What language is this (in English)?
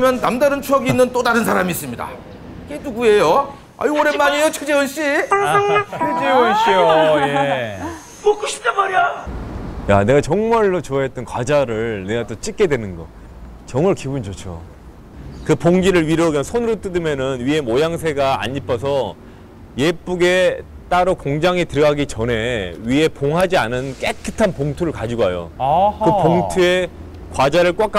Korean